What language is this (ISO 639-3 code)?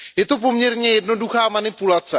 ces